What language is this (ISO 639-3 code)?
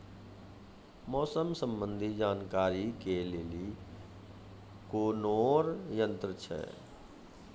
mai